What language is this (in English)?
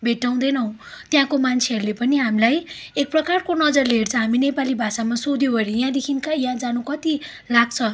Nepali